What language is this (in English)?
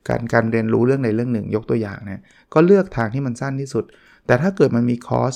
Thai